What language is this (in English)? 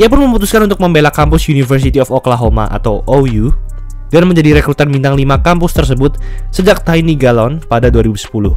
Indonesian